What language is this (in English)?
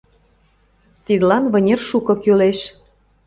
Mari